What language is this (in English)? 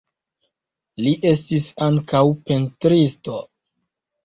Esperanto